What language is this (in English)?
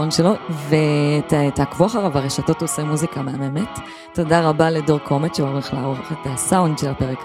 Hebrew